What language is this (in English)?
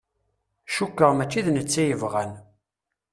Kabyle